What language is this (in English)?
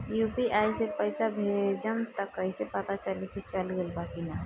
Bhojpuri